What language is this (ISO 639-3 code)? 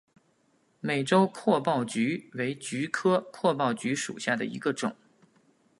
zho